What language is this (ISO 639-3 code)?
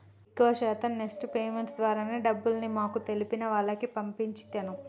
tel